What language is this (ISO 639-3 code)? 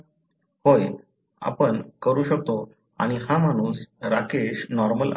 mar